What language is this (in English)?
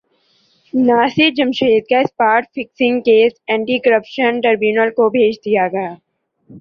Urdu